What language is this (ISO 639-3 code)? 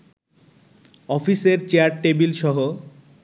ben